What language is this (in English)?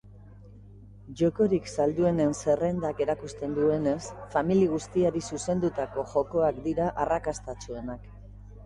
Basque